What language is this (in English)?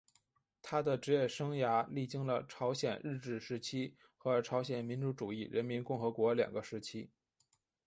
Chinese